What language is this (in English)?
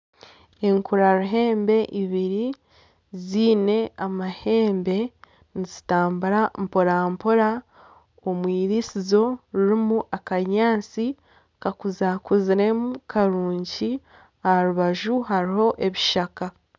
Nyankole